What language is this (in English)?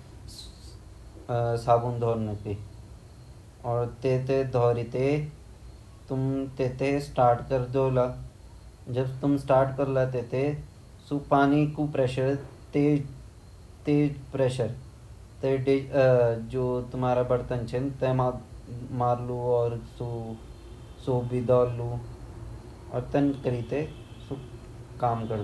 Garhwali